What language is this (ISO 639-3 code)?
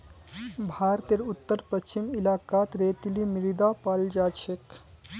mag